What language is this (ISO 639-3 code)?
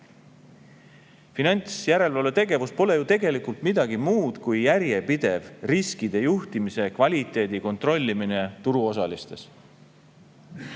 est